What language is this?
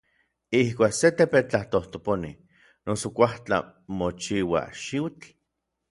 Orizaba Nahuatl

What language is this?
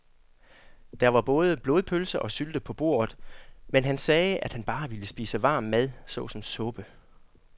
Danish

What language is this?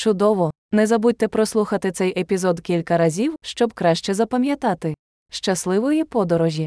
Ukrainian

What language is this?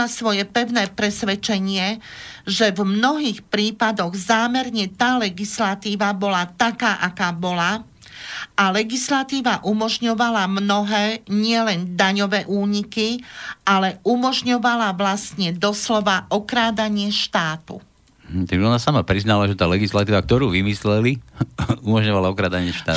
Slovak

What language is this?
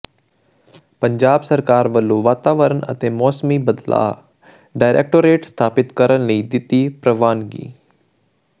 Punjabi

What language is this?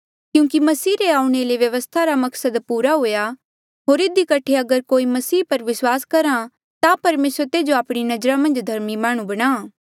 Mandeali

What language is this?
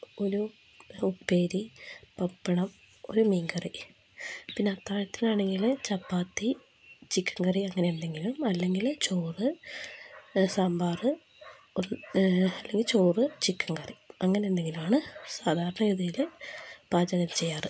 Malayalam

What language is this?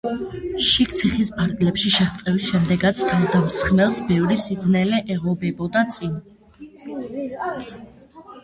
Georgian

